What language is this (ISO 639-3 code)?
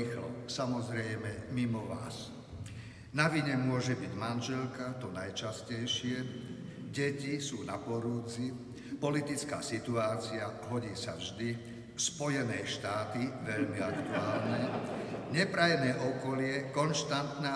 slk